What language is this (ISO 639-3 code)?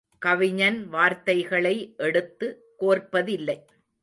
tam